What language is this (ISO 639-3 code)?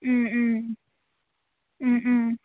brx